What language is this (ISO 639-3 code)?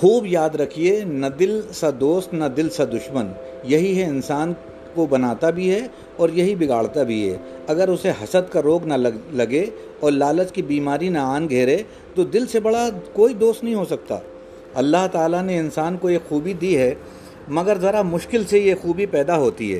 urd